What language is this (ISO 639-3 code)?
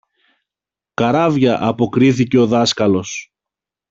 ell